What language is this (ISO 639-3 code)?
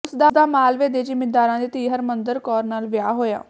pan